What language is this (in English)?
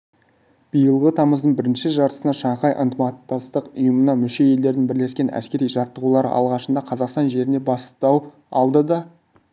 Kazakh